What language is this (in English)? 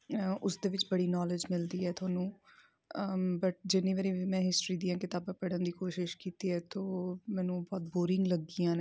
Punjabi